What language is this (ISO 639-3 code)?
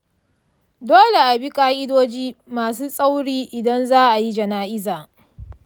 hau